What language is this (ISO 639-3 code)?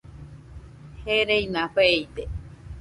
hux